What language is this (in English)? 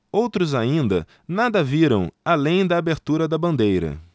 Portuguese